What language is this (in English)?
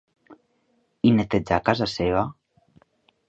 Catalan